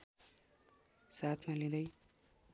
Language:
Nepali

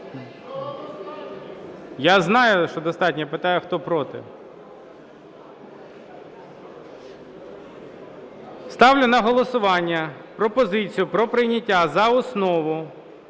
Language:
Ukrainian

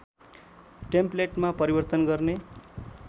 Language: Nepali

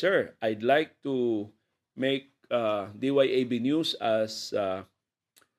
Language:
Filipino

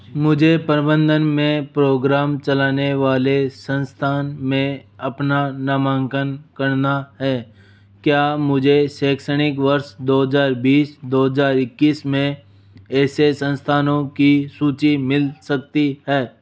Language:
Hindi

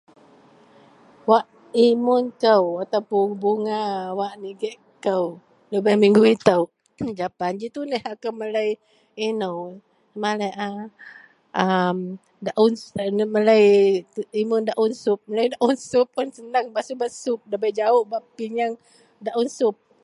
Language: Central Melanau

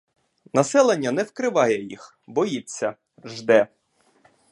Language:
Ukrainian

